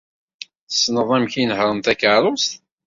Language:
Kabyle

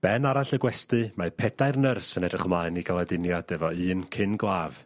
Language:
Welsh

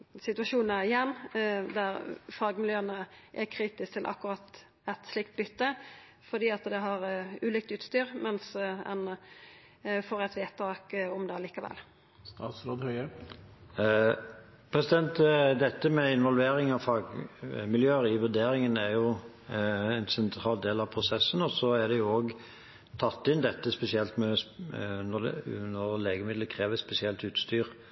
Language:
Norwegian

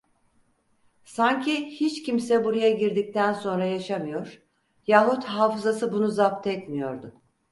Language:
Turkish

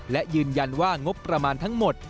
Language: Thai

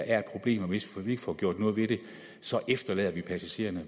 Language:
Danish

